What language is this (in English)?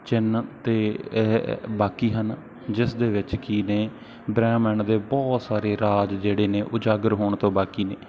Punjabi